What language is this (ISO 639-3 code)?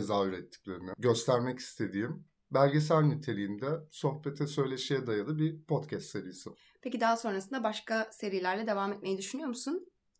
tur